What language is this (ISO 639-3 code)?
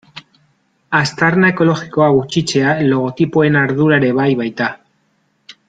eus